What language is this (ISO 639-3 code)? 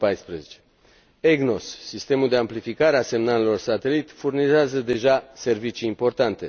ron